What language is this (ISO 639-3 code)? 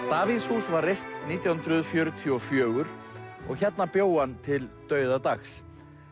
isl